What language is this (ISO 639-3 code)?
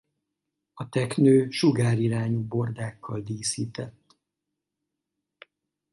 hun